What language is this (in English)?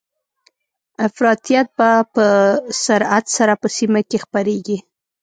Pashto